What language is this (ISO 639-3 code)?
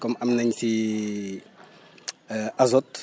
wol